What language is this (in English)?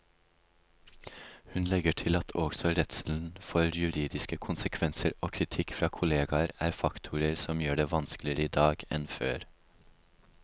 Norwegian